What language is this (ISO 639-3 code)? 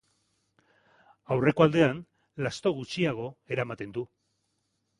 eus